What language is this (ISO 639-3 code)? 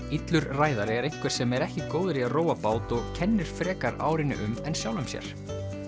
isl